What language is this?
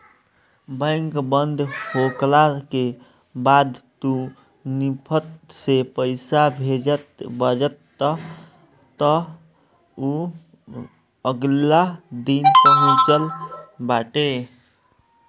Bhojpuri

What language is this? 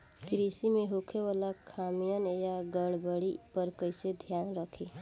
Bhojpuri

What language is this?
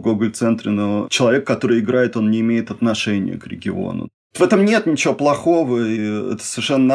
Russian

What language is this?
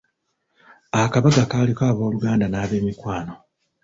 Ganda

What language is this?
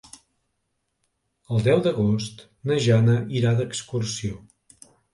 Catalan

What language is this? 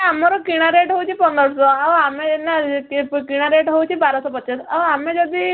Odia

